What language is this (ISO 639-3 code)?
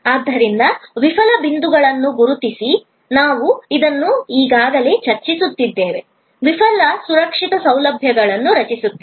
kan